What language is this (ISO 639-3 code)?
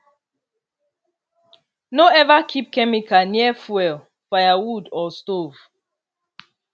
pcm